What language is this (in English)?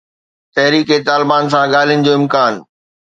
Sindhi